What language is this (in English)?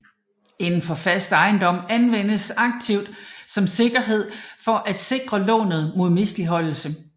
Danish